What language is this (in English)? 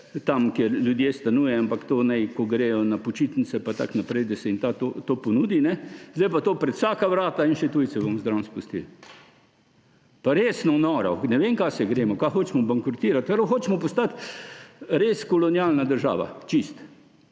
Slovenian